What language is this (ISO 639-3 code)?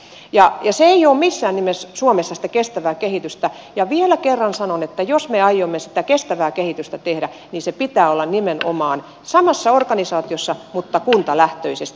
fin